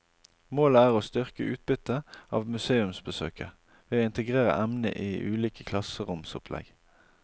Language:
Norwegian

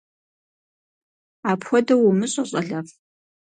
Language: Kabardian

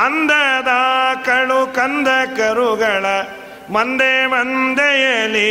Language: Kannada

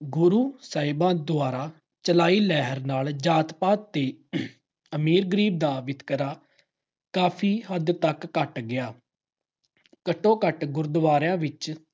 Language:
Punjabi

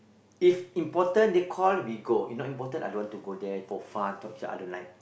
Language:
English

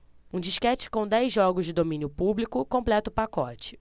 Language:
Portuguese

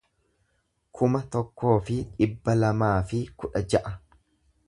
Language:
Oromo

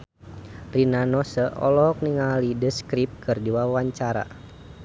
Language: Sundanese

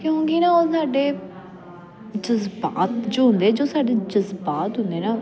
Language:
Punjabi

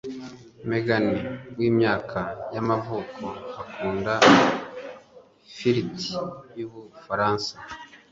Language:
Kinyarwanda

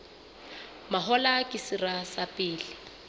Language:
Southern Sotho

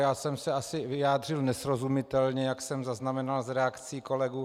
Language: Czech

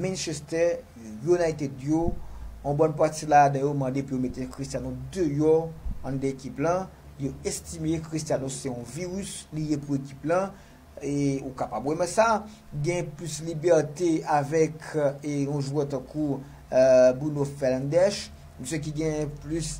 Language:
French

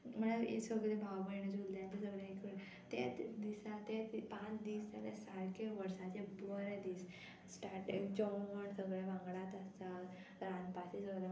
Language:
Konkani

